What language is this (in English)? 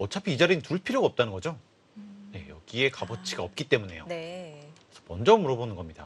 Korean